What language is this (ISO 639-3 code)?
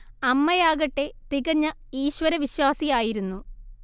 mal